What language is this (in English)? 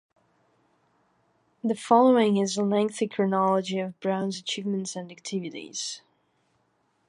English